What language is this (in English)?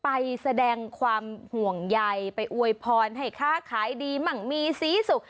Thai